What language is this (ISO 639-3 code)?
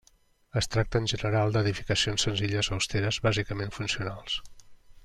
cat